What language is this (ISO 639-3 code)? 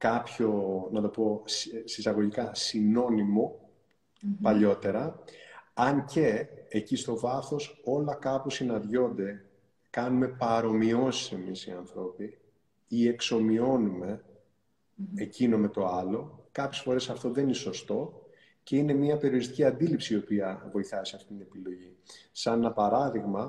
ell